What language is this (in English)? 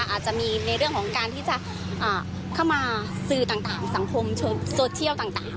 Thai